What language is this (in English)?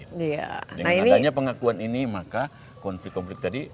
Indonesian